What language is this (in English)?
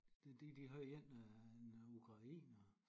Danish